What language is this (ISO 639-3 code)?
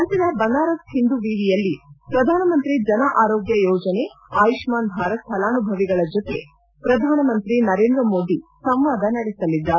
kan